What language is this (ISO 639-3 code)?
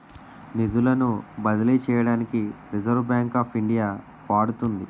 tel